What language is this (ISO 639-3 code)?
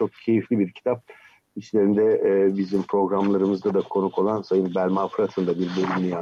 tur